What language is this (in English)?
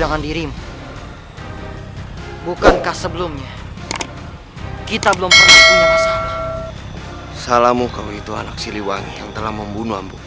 Indonesian